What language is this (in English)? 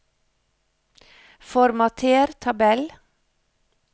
Norwegian